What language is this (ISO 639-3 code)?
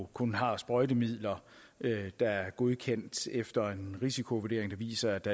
dan